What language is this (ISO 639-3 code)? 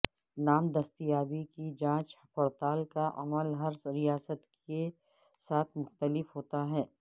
urd